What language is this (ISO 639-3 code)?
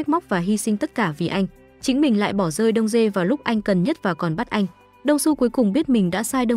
vie